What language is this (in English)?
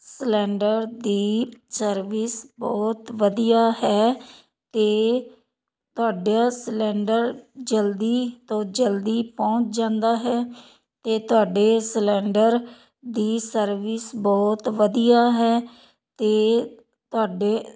Punjabi